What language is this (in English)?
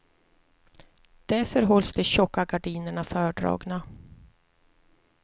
Swedish